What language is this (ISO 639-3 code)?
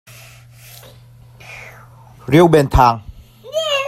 cnh